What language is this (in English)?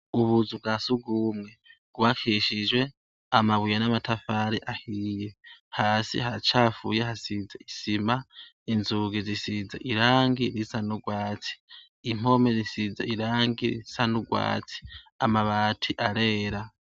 Rundi